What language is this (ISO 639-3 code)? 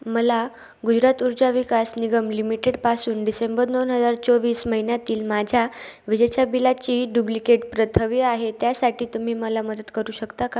mar